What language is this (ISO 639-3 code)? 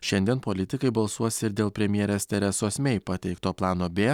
lit